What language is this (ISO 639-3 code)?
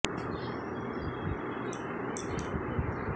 ben